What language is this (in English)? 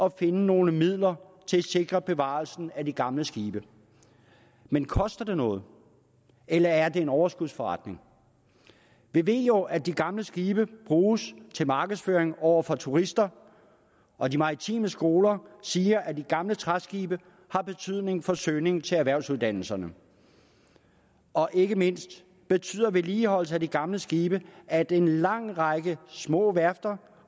Danish